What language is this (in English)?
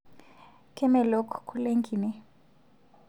Masai